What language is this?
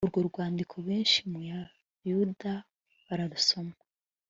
Kinyarwanda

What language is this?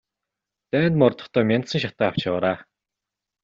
Mongolian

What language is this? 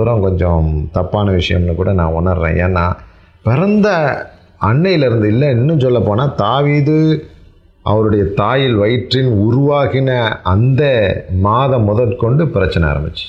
Tamil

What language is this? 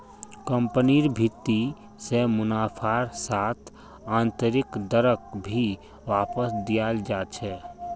Magahi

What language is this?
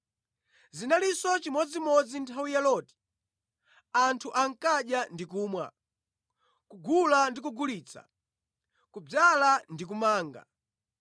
Nyanja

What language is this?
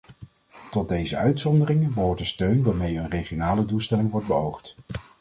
Dutch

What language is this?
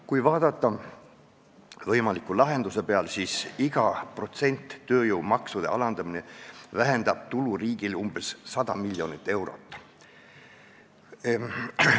Estonian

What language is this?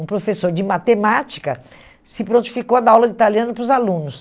Portuguese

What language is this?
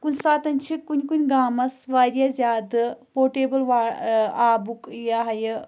Kashmiri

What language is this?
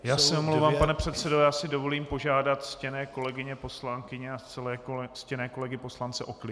Czech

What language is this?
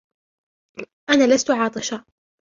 Arabic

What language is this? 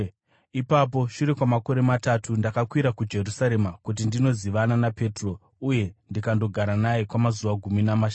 Shona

